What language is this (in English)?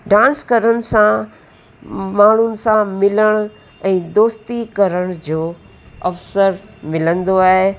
Sindhi